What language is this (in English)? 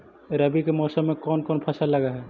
Magahi